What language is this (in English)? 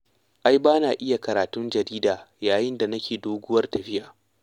Hausa